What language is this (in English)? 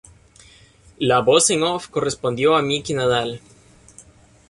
Spanish